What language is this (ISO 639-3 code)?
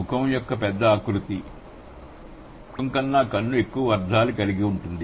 tel